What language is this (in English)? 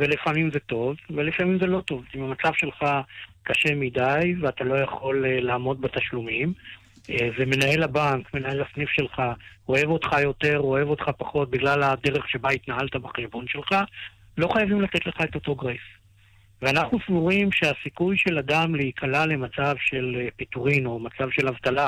Hebrew